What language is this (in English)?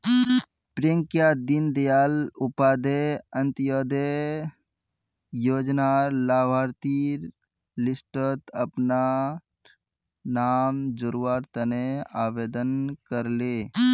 Magahi